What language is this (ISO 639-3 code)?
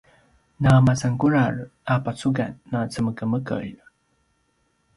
pwn